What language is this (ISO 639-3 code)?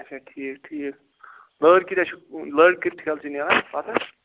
kas